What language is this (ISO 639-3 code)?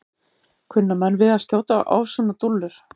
isl